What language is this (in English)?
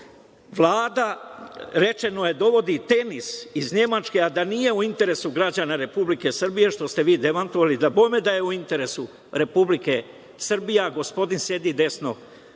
Serbian